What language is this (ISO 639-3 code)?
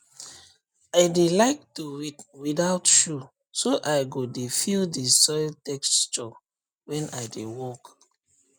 pcm